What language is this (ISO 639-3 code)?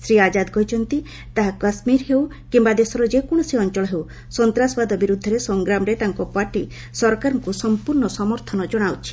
ori